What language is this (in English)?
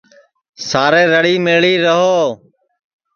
Sansi